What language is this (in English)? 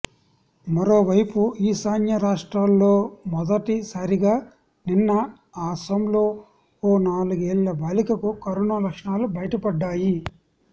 Telugu